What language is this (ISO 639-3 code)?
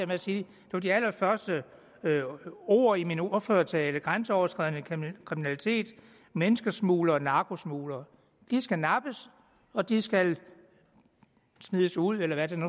dan